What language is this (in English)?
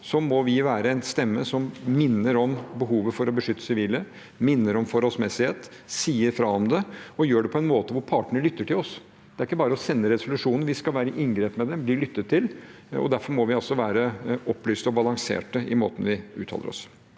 Norwegian